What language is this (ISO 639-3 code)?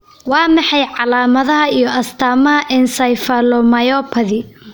som